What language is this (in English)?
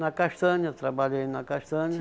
Portuguese